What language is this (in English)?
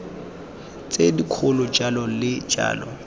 Tswana